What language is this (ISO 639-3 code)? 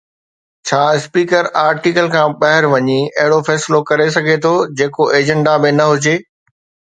snd